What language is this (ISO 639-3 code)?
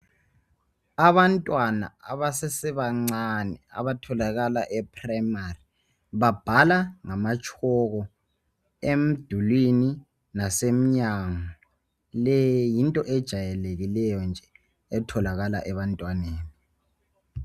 nde